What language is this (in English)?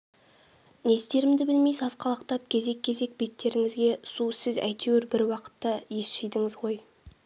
Kazakh